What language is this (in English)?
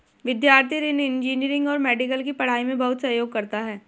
Hindi